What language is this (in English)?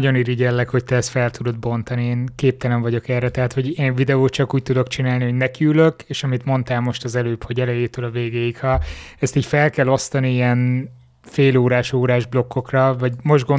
Hungarian